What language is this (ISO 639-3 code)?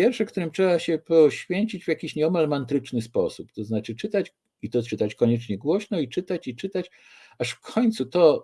pol